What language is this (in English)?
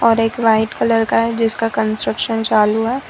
Hindi